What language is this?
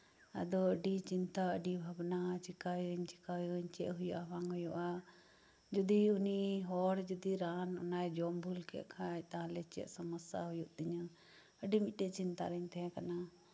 Santali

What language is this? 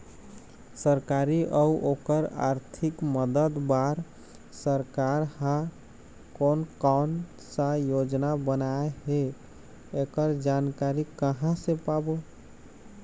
Chhattisgarhi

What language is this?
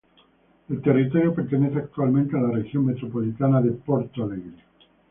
Spanish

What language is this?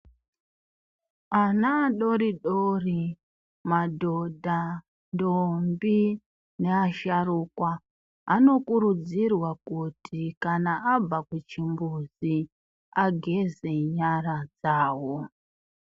Ndau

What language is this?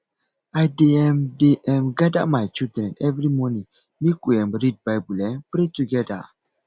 Nigerian Pidgin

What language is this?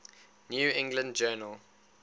English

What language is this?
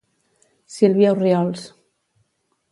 Catalan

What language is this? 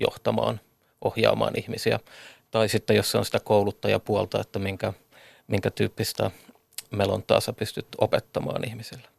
Finnish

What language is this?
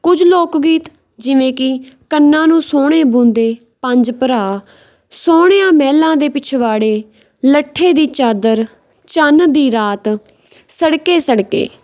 Punjabi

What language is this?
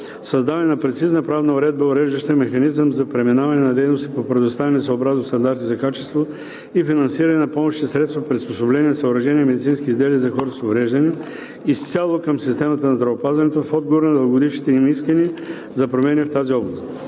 Bulgarian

